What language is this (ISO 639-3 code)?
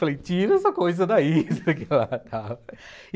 por